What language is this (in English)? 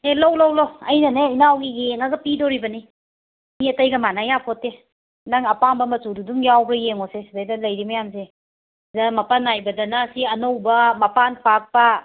Manipuri